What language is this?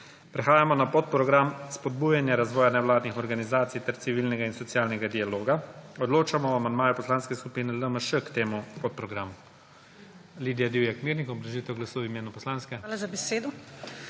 Slovenian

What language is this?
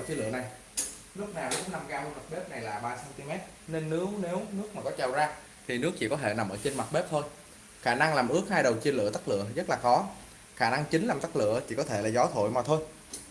Vietnamese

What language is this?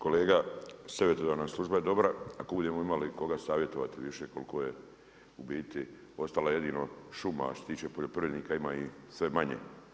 Croatian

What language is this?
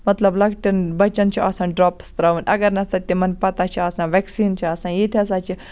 Kashmiri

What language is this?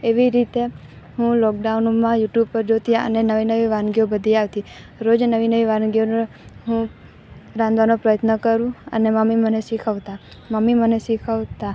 Gujarati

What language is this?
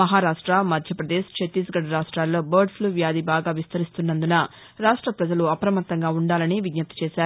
Telugu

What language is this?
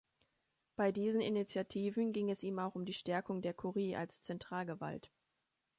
German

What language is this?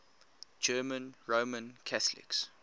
English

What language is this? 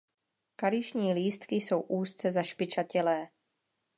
Czech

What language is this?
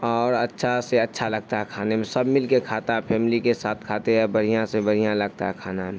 Urdu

